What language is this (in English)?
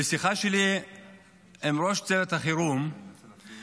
Hebrew